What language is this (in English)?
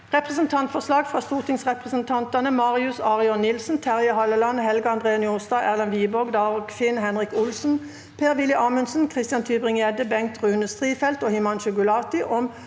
Norwegian